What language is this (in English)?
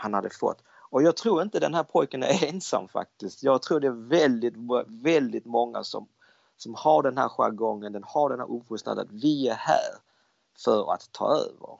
Swedish